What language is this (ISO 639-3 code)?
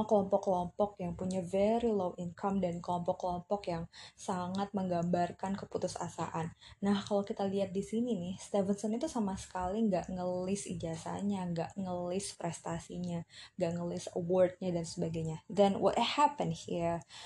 ind